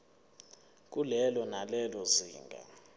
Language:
Zulu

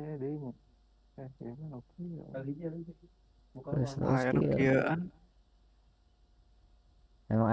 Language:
Indonesian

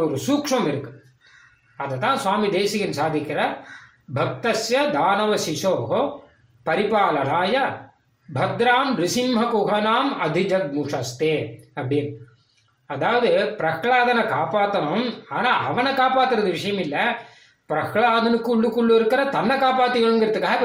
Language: Tamil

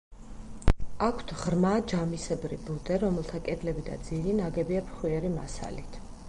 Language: Georgian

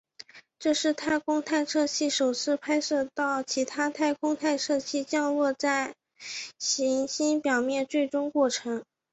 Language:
Chinese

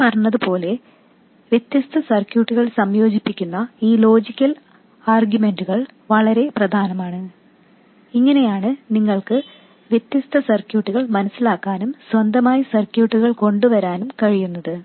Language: Malayalam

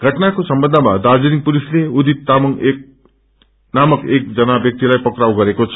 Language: Nepali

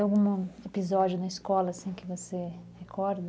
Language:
Portuguese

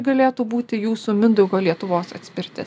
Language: Lithuanian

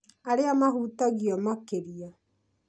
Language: Kikuyu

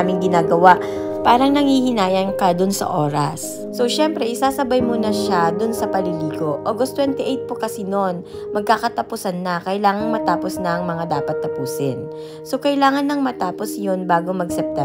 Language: Filipino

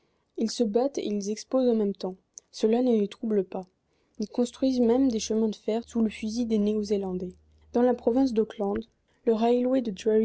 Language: French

